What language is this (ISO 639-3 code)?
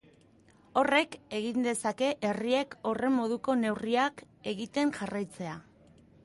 eus